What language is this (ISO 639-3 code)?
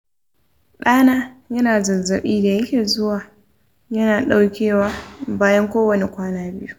hau